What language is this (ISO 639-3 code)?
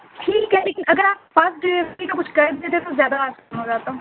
urd